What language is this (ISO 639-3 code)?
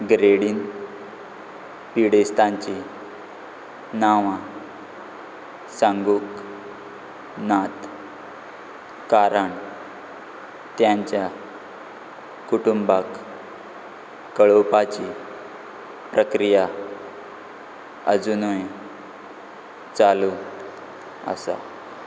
kok